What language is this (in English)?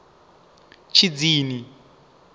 Venda